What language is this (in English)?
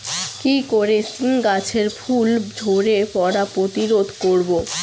Bangla